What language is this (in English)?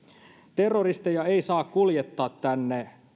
Finnish